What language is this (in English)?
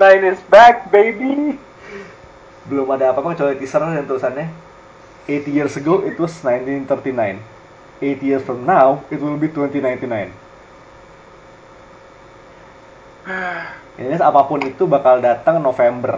Indonesian